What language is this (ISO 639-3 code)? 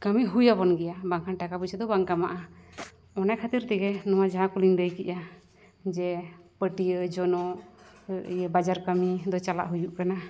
sat